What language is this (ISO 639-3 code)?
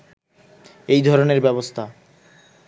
ben